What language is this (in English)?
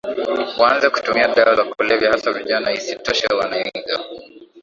Swahili